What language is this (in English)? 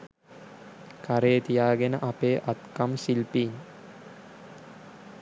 Sinhala